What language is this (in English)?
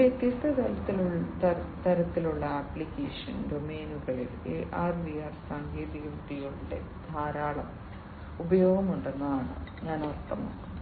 Malayalam